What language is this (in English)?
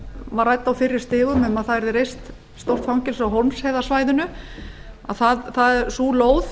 Icelandic